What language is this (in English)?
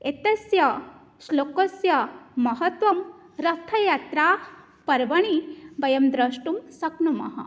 Sanskrit